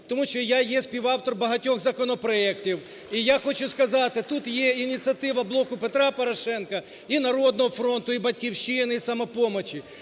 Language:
Ukrainian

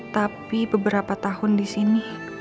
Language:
Indonesian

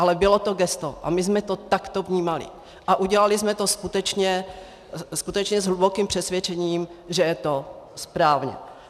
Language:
Czech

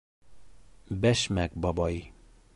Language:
Bashkir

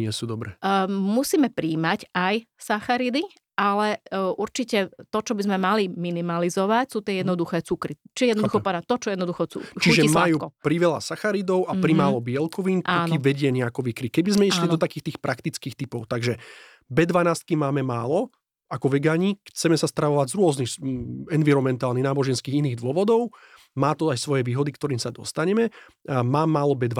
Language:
Slovak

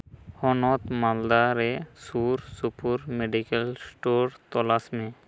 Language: Santali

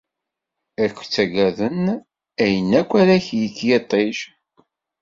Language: Kabyle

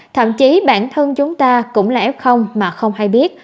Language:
Vietnamese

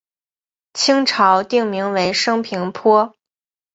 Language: Chinese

